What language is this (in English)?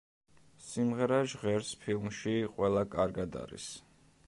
Georgian